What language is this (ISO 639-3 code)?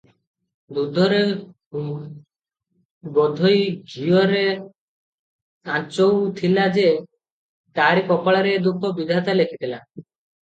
ori